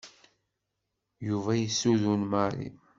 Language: Kabyle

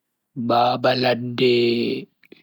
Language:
Bagirmi Fulfulde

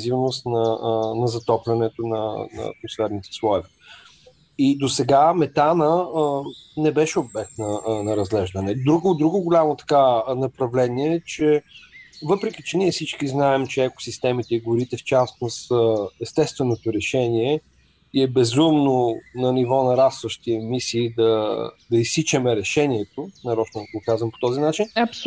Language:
Bulgarian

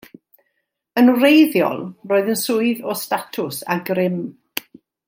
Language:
Welsh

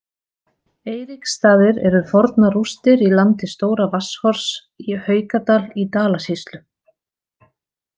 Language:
Icelandic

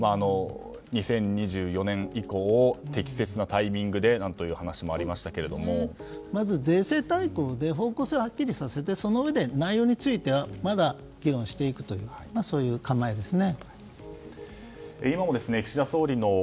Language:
Japanese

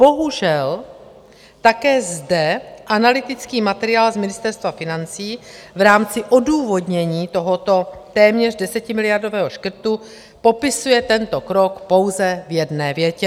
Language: Czech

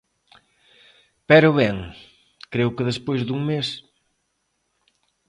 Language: Galician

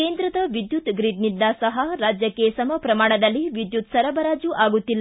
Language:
Kannada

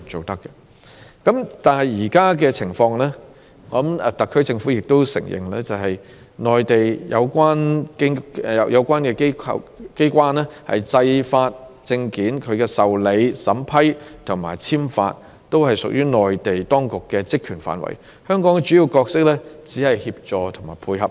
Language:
Cantonese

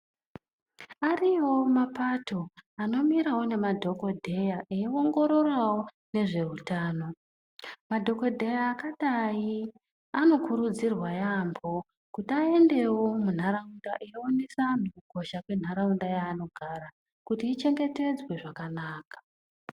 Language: Ndau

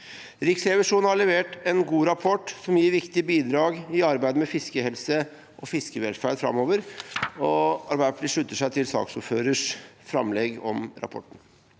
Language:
Norwegian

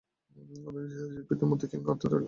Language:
Bangla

